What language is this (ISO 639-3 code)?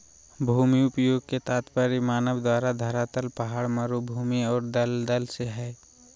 mag